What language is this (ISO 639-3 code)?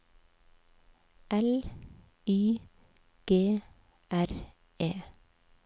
nor